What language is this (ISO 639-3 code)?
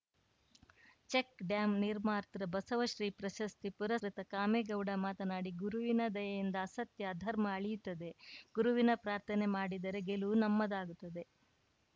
kan